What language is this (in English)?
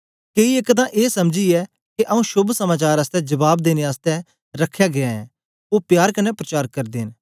Dogri